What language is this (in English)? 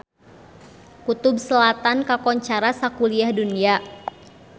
Sundanese